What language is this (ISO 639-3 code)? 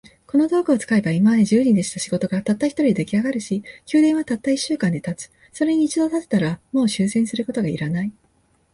jpn